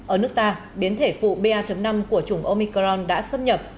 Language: Vietnamese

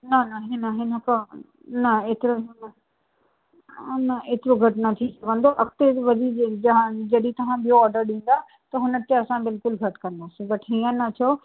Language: Sindhi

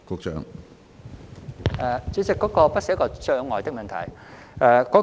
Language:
Cantonese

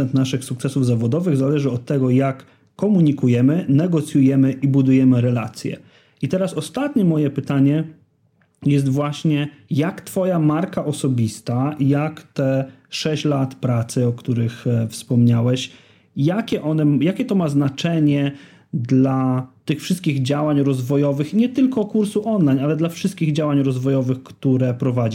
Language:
Polish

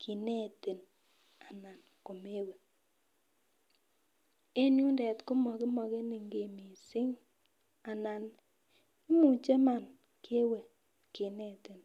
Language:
Kalenjin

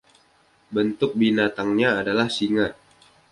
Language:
Indonesian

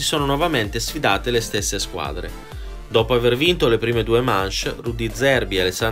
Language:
Italian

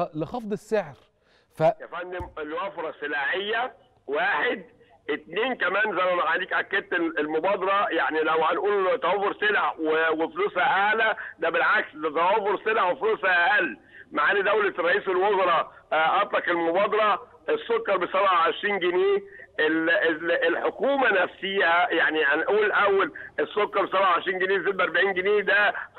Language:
Arabic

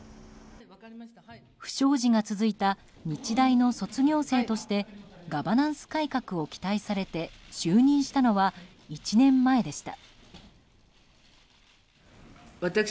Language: Japanese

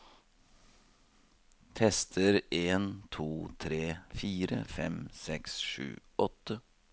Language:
Norwegian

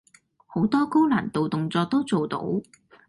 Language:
Cantonese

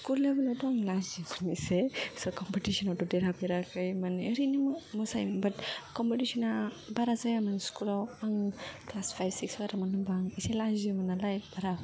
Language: Bodo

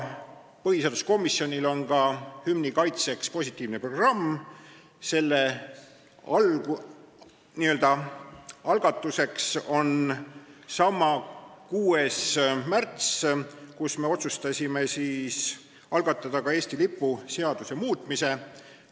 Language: Estonian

